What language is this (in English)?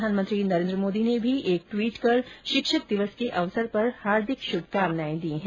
Hindi